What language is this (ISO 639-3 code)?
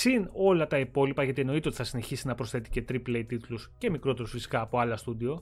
ell